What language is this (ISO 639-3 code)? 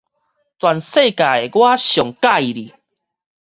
nan